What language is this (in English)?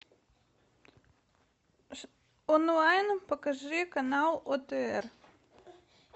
Russian